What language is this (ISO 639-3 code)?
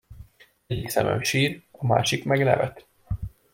hun